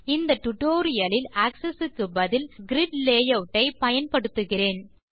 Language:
Tamil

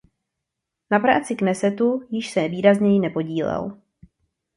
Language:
Czech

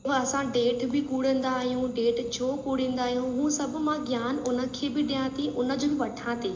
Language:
Sindhi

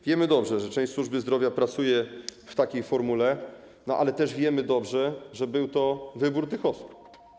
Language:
Polish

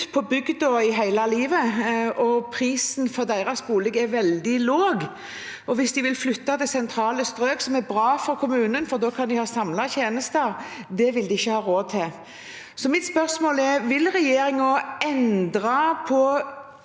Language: Norwegian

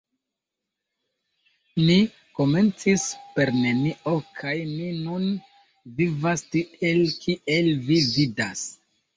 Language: Esperanto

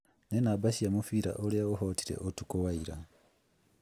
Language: Kikuyu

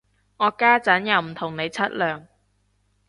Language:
Cantonese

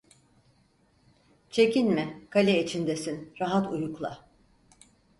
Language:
Turkish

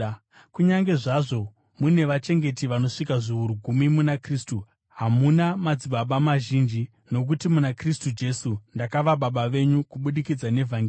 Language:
Shona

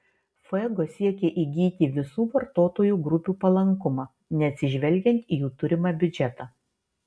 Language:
Lithuanian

